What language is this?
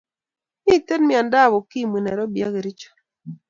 Kalenjin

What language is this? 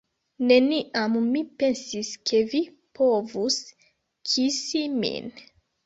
Esperanto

